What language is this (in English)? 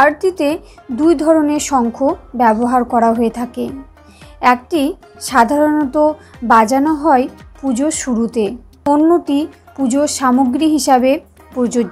Turkish